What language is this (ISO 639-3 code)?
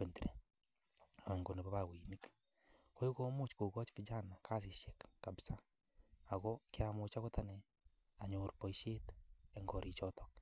kln